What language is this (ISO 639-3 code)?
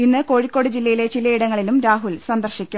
mal